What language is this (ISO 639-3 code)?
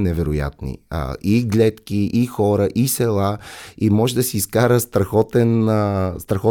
bul